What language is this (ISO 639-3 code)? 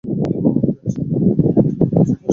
ben